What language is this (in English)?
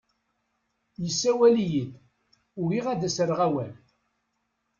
Kabyle